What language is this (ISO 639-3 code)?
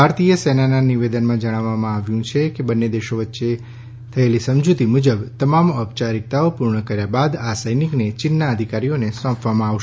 guj